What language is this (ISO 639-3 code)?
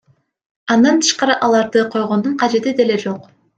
kir